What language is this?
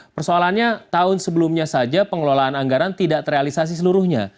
Indonesian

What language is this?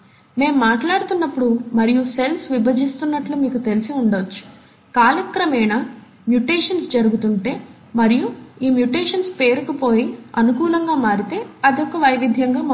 Telugu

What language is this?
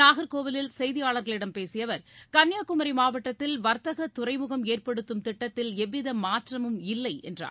Tamil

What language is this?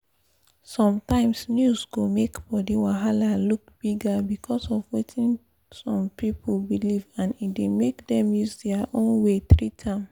Nigerian Pidgin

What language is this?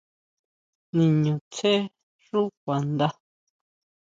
Huautla Mazatec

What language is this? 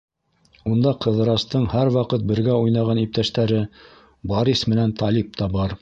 Bashkir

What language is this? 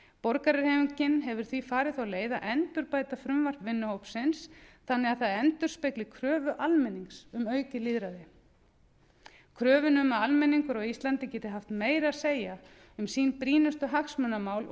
Icelandic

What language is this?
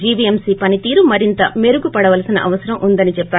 Telugu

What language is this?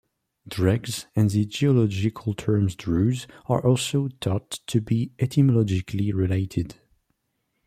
English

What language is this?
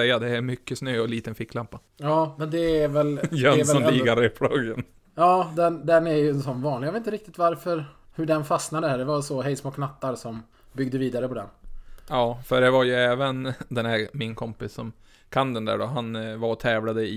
Swedish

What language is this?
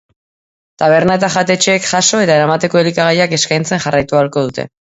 Basque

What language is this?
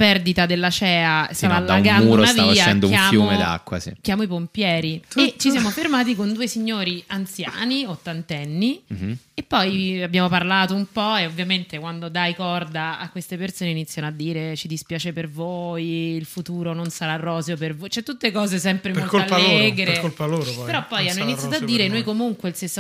Italian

